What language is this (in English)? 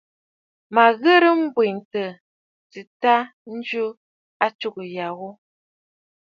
Bafut